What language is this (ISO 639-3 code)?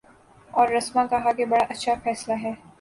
urd